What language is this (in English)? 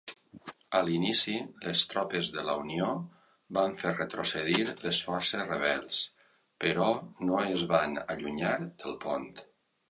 Catalan